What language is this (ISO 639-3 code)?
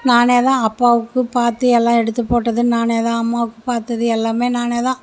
tam